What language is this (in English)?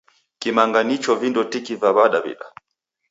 Taita